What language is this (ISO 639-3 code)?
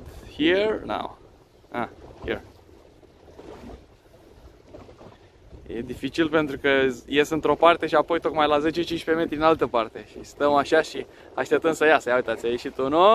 ron